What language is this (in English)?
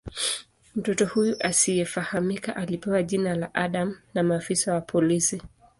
Swahili